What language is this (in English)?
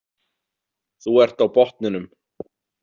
Icelandic